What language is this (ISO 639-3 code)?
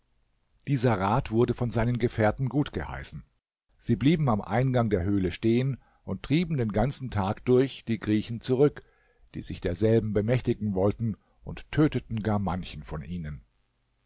deu